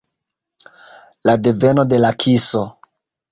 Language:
Esperanto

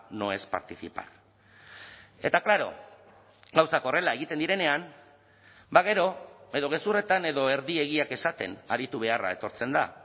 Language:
Basque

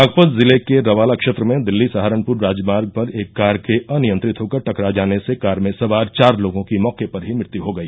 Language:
Hindi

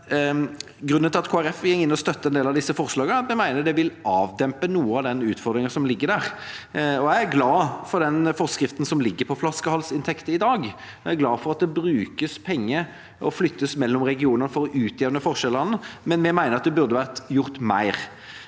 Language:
Norwegian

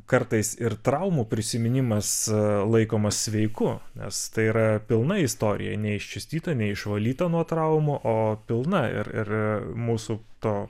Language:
Lithuanian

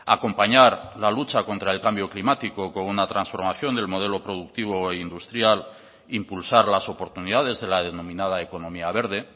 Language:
Spanish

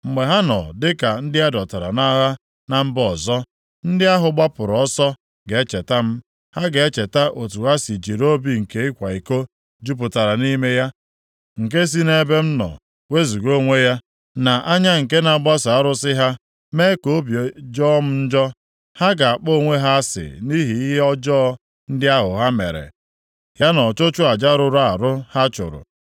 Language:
Igbo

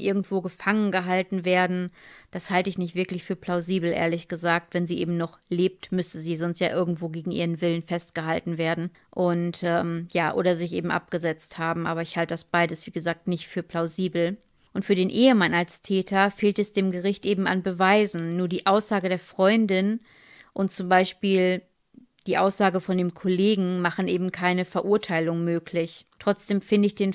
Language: German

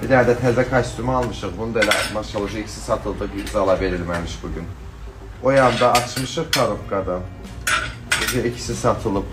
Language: Turkish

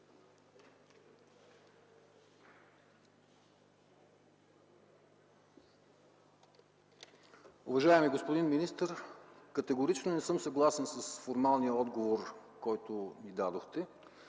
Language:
Bulgarian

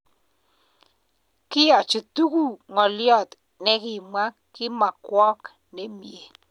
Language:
Kalenjin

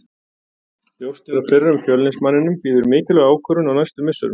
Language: Icelandic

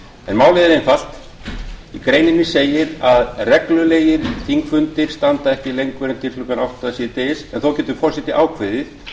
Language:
Icelandic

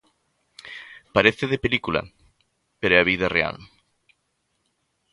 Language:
Galician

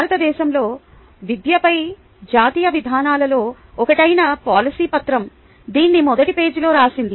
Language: Telugu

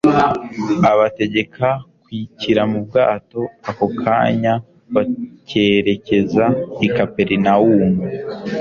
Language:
Kinyarwanda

